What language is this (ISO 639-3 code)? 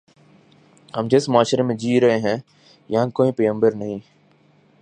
urd